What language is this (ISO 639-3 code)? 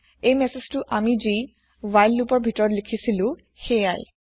asm